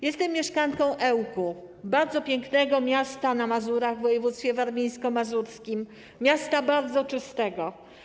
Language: Polish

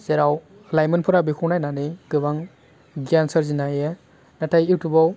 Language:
Bodo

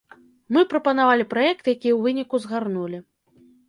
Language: Belarusian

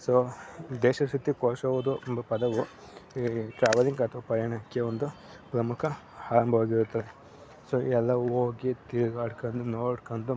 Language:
Kannada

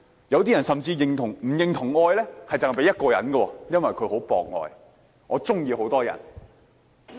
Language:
Cantonese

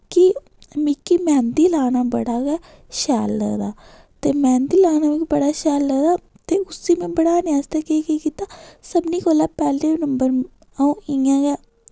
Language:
Dogri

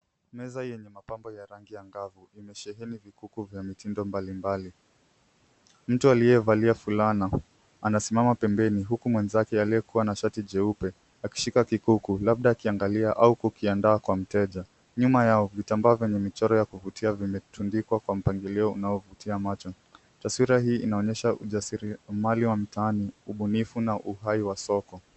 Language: Swahili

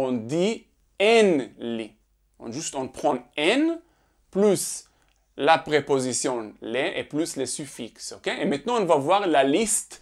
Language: French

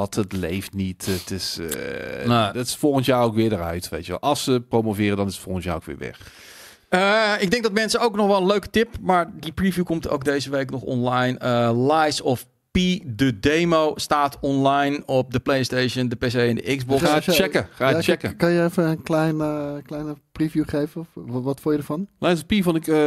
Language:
Dutch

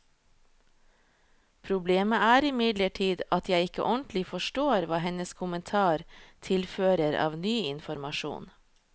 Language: Norwegian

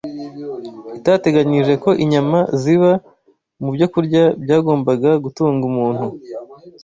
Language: Kinyarwanda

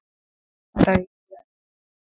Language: Icelandic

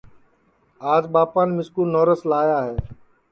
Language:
Sansi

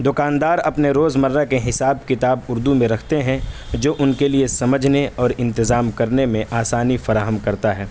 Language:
Urdu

